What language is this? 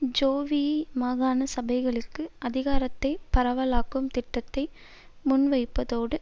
Tamil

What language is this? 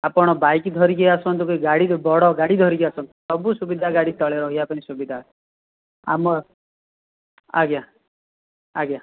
Odia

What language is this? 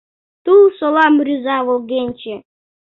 Mari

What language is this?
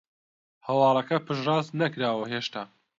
Central Kurdish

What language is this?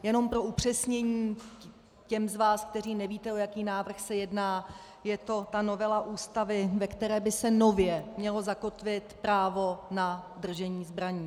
Czech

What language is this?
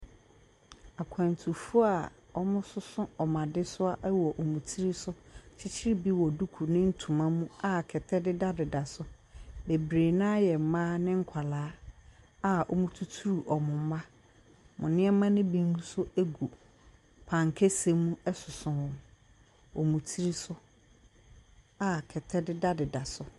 Akan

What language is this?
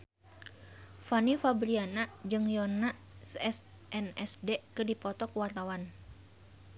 Sundanese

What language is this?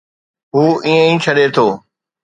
Sindhi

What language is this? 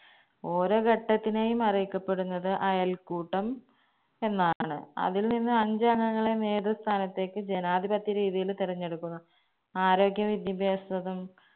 Malayalam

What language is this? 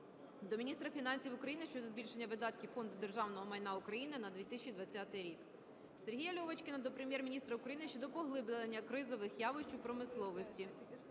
Ukrainian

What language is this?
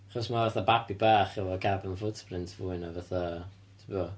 Welsh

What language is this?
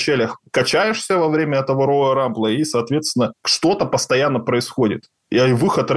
Russian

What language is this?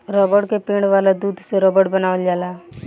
Bhojpuri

